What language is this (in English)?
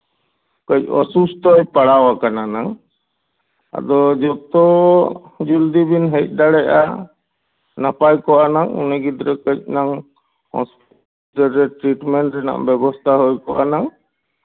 Santali